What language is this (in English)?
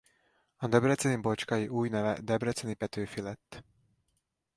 Hungarian